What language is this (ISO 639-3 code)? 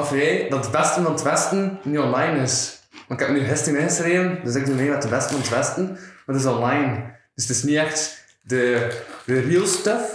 nld